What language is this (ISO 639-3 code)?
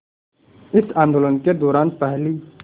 hin